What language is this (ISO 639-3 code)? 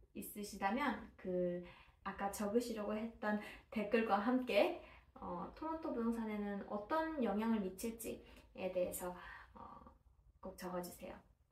kor